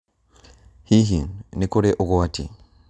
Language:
Kikuyu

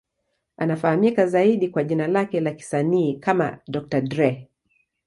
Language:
Swahili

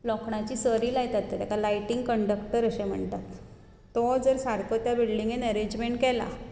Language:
Konkani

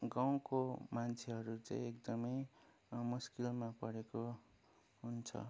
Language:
Nepali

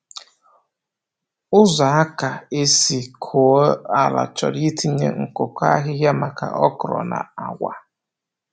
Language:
Igbo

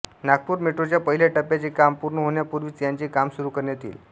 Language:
Marathi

